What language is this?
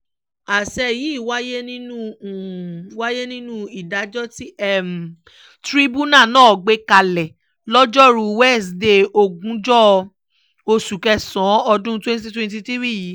Yoruba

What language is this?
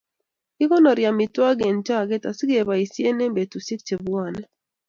Kalenjin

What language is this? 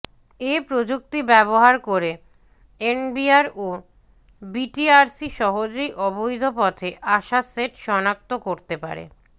Bangla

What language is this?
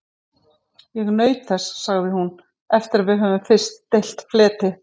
Icelandic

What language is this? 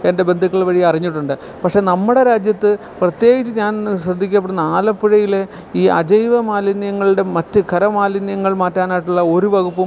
Malayalam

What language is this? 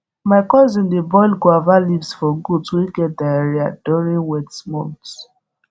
Nigerian Pidgin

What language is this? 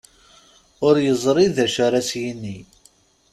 Kabyle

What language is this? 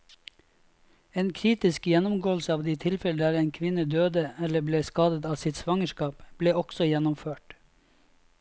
Norwegian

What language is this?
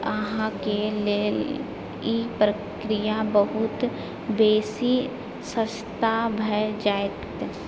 Maithili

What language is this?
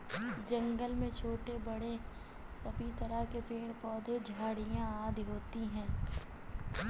Hindi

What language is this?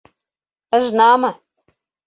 Bashkir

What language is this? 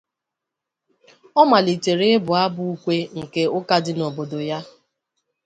Igbo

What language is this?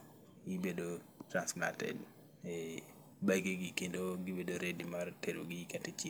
Luo (Kenya and Tanzania)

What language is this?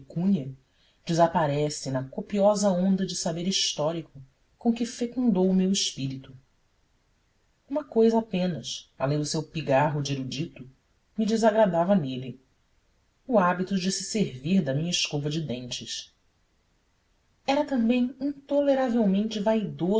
Portuguese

